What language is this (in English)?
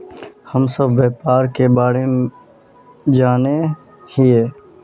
Magahi